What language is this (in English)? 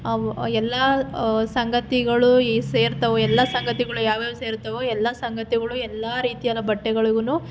Kannada